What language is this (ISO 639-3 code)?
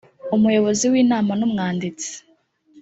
kin